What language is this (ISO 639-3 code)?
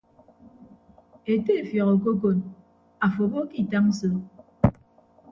ibb